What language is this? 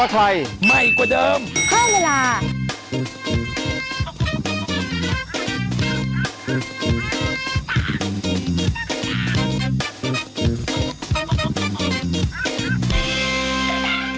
Thai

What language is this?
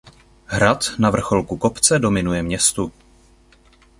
Czech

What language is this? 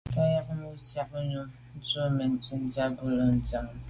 Medumba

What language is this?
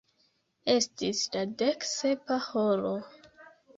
Esperanto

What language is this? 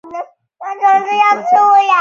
Chinese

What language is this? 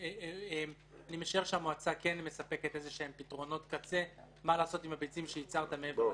Hebrew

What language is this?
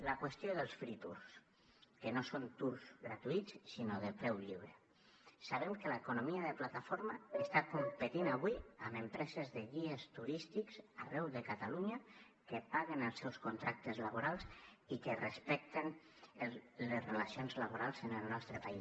Catalan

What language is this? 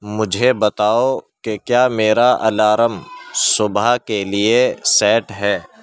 Urdu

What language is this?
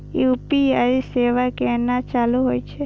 Maithili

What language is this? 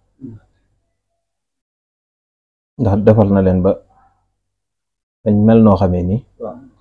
Arabic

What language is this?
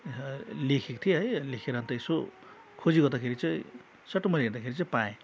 Nepali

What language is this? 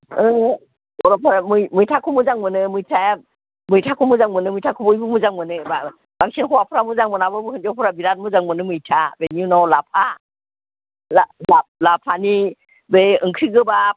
Bodo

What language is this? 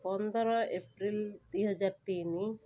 Odia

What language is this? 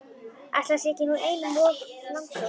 Icelandic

